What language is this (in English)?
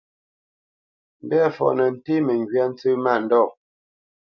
Bamenyam